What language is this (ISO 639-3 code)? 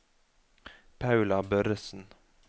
nor